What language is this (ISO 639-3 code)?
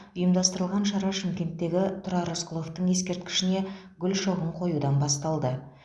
kaz